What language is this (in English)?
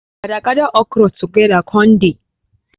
Nigerian Pidgin